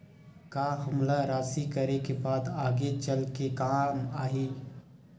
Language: Chhattisgarhi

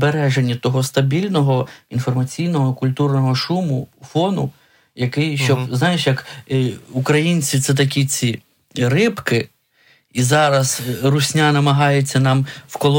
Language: Ukrainian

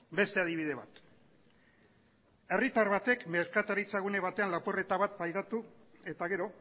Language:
Basque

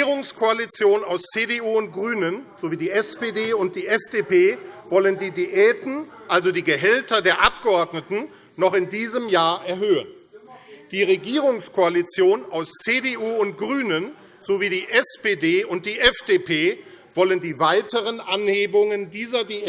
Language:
German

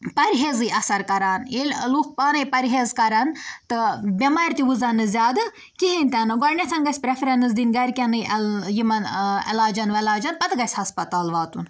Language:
Kashmiri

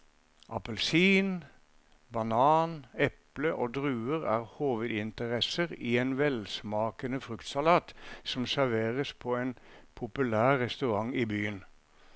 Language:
Norwegian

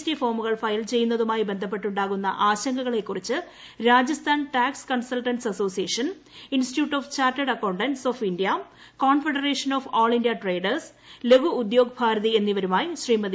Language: Malayalam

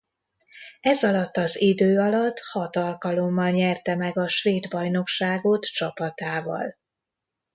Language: Hungarian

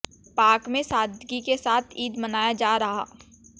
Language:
Hindi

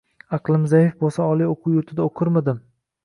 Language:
Uzbek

